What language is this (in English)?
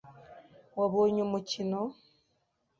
Kinyarwanda